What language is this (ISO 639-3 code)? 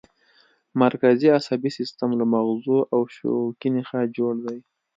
pus